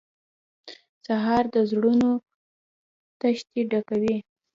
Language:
Pashto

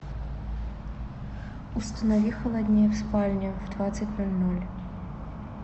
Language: Russian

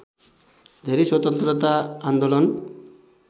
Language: Nepali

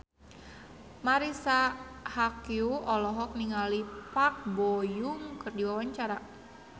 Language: Sundanese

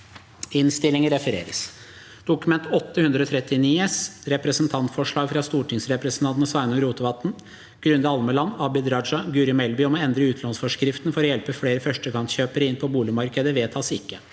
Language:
Norwegian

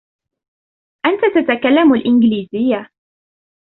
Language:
Arabic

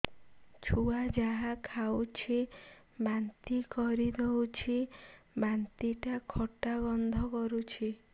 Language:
Odia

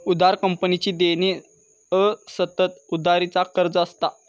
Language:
Marathi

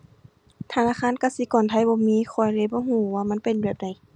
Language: Thai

